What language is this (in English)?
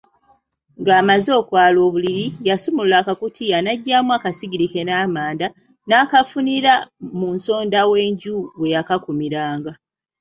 Ganda